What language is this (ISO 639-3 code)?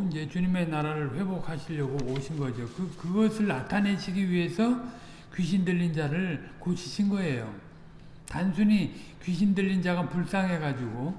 kor